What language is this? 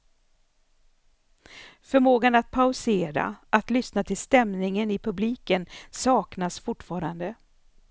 Swedish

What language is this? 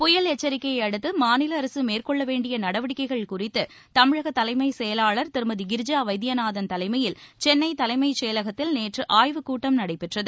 Tamil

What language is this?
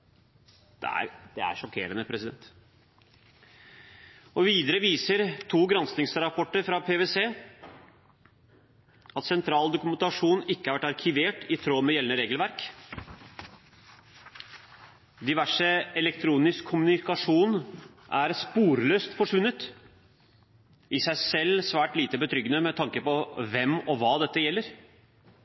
Norwegian Bokmål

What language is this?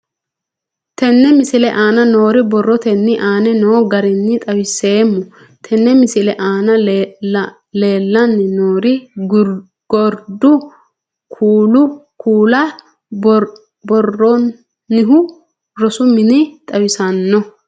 Sidamo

